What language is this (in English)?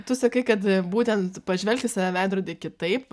Lithuanian